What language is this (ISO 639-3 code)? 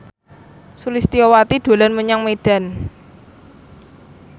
jav